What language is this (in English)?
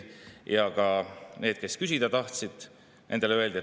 Estonian